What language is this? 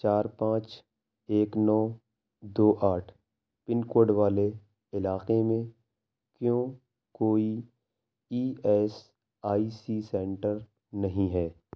Urdu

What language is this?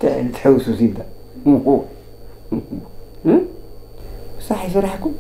Arabic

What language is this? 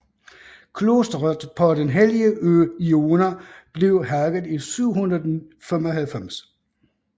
Danish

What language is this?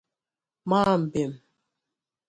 Igbo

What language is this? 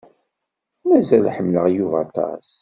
Kabyle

